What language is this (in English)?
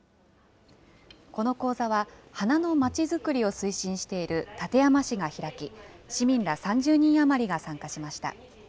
Japanese